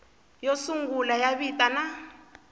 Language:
Tsonga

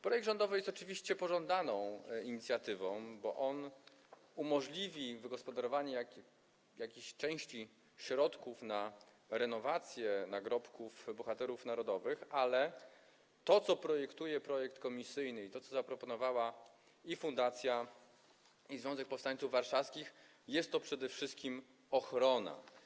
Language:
Polish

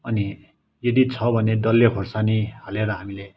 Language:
Nepali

